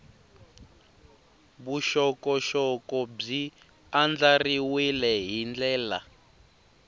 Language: Tsonga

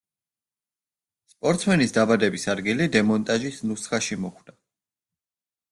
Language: Georgian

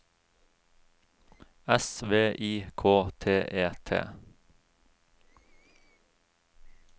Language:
Norwegian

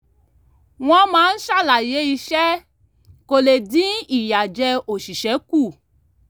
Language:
Yoruba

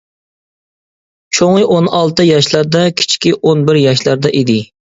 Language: Uyghur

